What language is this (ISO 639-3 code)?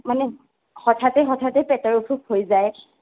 asm